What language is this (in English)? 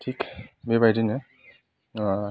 Bodo